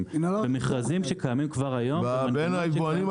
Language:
Hebrew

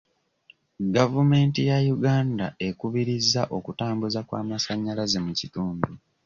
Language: Ganda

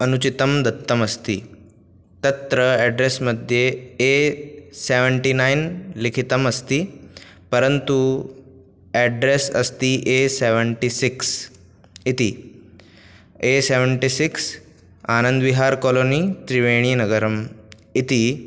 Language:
Sanskrit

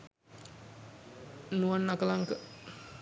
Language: Sinhala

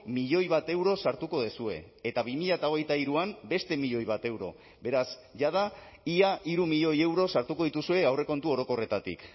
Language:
Basque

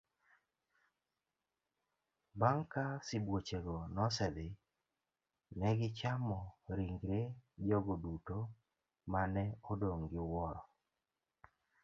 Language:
Luo (Kenya and Tanzania)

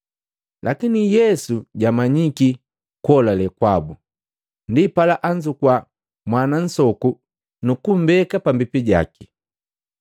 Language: Matengo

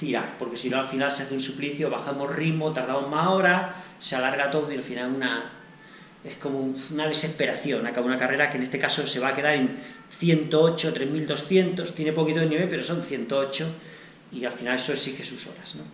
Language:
Spanish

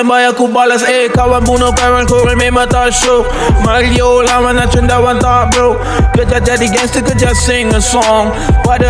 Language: Malay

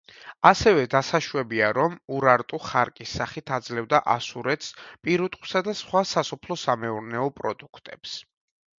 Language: Georgian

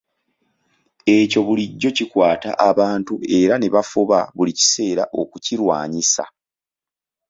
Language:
Ganda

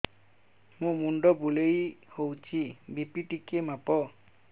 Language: Odia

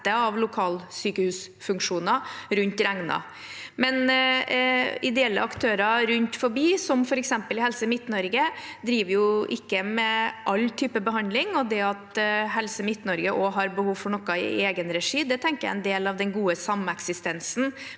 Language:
Norwegian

